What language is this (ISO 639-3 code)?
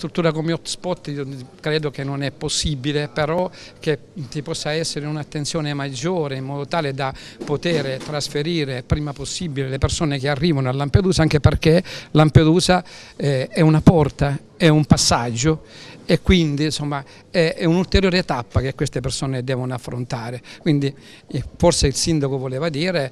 ita